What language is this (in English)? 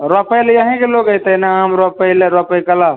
Maithili